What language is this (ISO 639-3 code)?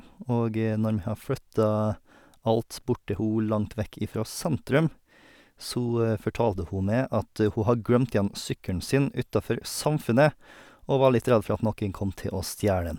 nor